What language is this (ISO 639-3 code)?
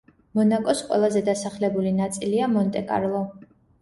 kat